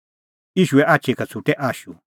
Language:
Kullu Pahari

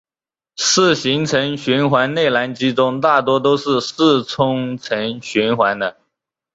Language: Chinese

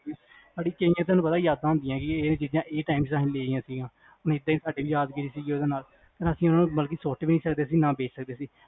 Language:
Punjabi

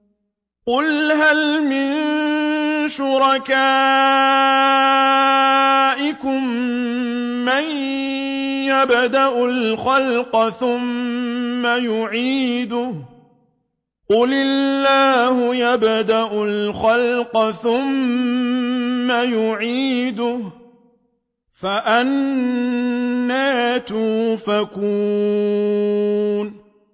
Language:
Arabic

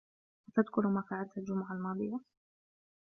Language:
Arabic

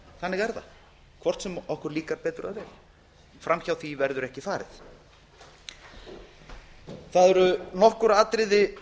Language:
Icelandic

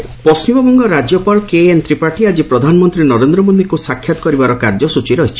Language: Odia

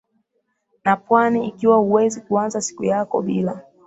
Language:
Swahili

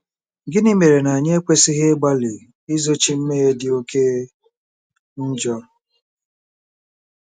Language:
Igbo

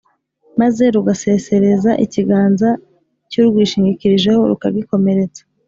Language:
Kinyarwanda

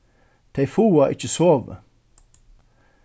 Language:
Faroese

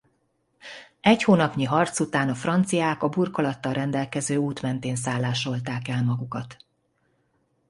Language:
Hungarian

